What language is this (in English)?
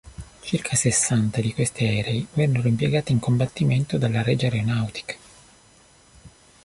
Italian